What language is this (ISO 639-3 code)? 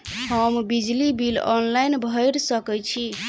mai